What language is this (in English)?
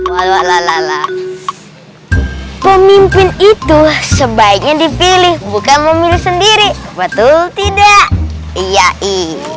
Indonesian